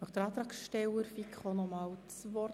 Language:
Swiss German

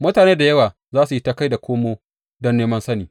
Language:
Hausa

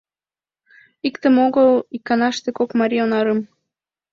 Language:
Mari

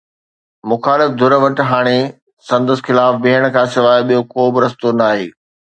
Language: Sindhi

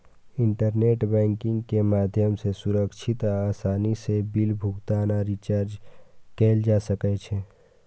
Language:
Maithili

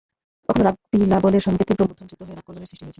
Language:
Bangla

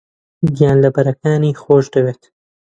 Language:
Central Kurdish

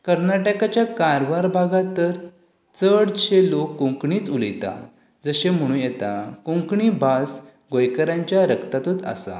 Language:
Konkani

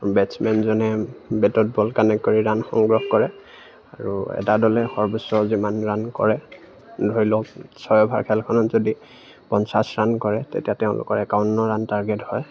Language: Assamese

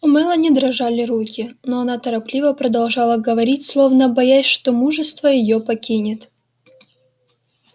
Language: Russian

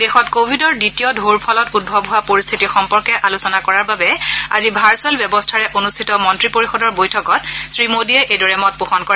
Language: Assamese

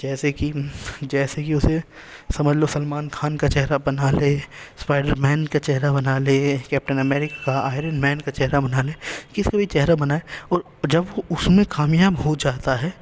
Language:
Urdu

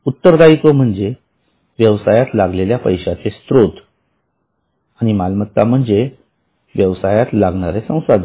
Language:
Marathi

